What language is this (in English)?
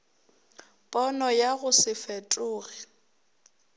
Northern Sotho